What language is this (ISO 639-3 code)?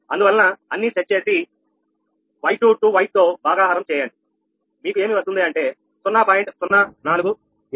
tel